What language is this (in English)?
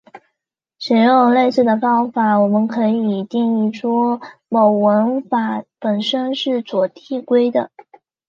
Chinese